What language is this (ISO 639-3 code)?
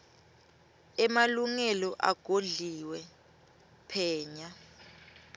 ssw